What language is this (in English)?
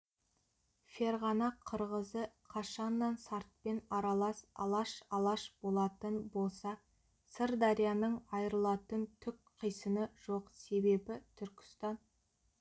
Kazakh